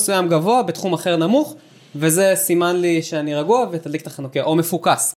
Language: Hebrew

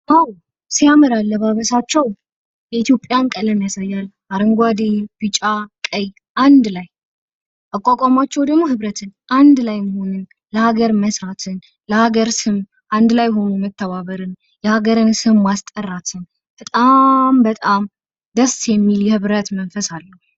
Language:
Amharic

